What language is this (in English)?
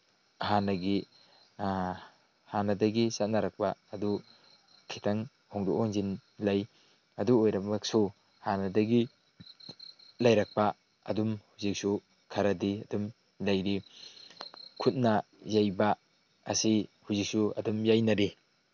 Manipuri